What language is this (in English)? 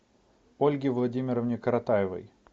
Russian